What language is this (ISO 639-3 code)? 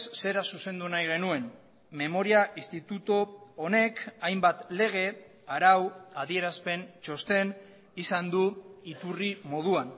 eus